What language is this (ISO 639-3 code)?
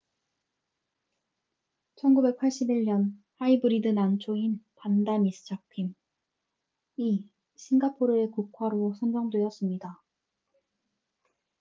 kor